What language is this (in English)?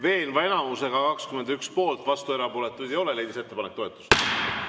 Estonian